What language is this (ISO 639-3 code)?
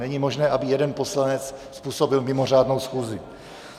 ces